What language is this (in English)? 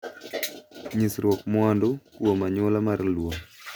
Luo (Kenya and Tanzania)